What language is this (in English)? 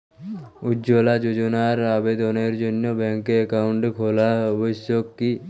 Bangla